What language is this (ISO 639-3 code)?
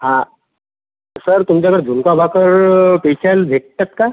mar